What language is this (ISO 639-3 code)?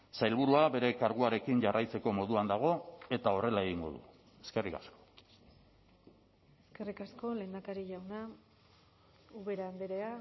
eus